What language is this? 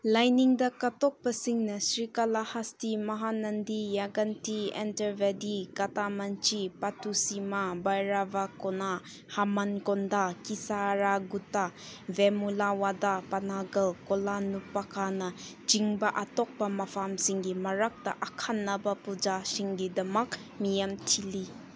Manipuri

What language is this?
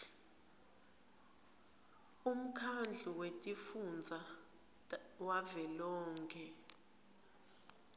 Swati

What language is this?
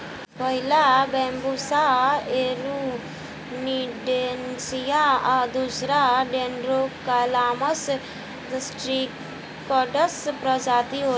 Bhojpuri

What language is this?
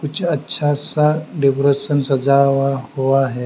Hindi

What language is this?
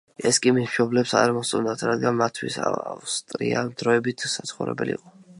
Georgian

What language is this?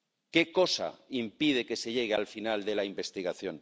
Spanish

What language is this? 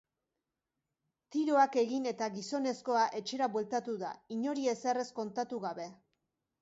Basque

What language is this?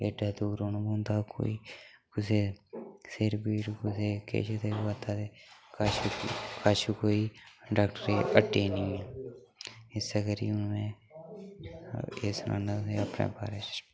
Dogri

